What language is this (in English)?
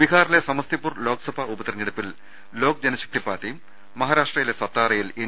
Malayalam